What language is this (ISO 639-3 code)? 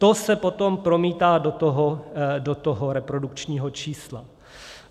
ces